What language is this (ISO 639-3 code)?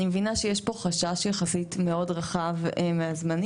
heb